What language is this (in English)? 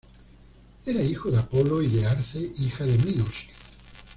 Spanish